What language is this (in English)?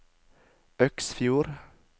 Norwegian